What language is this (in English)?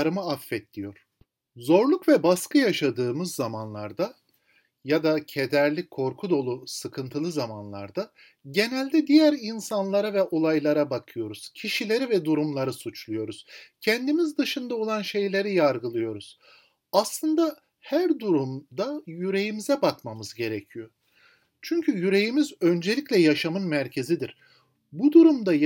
Turkish